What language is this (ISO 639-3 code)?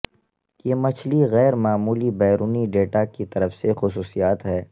urd